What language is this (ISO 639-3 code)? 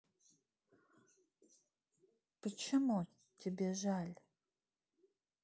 rus